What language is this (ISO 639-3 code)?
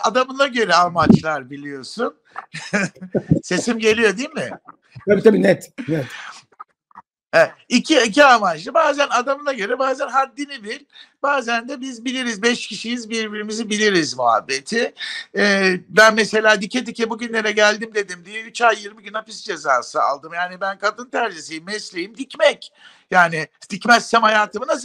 tur